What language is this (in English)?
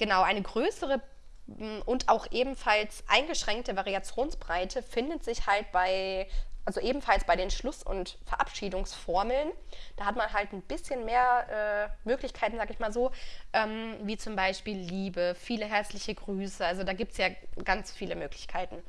German